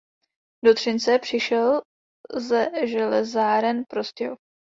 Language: Czech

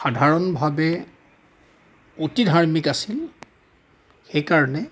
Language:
Assamese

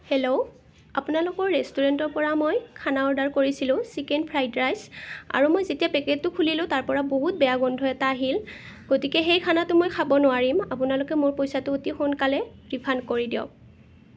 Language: Assamese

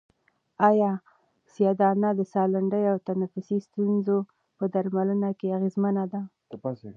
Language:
Pashto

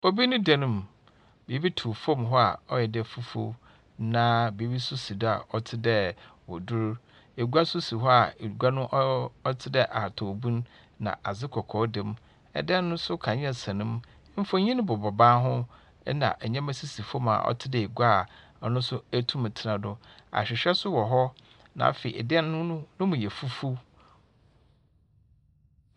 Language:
Akan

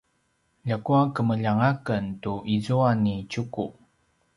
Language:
Paiwan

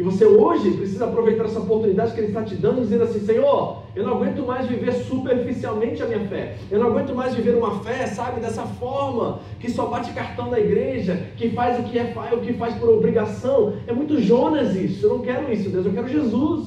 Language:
Portuguese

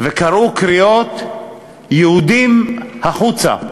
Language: Hebrew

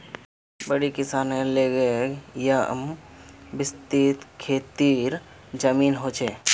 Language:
Magahi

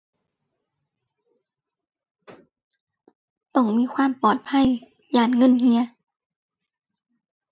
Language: Thai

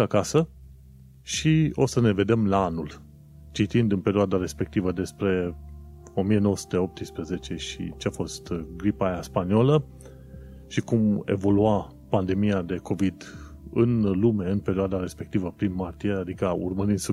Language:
Romanian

